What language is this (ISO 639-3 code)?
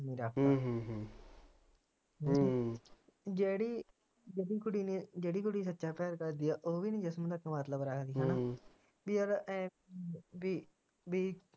pan